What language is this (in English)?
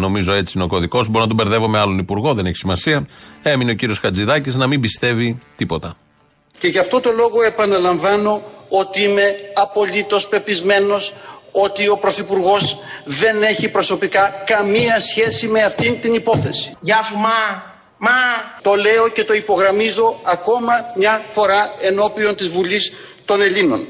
Greek